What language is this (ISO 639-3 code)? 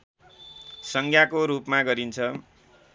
nep